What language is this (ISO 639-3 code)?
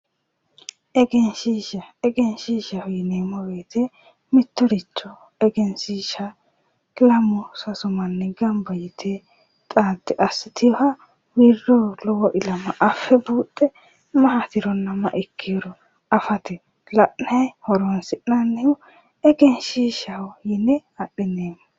sid